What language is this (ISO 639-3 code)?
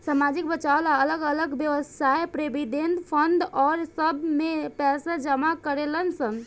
bho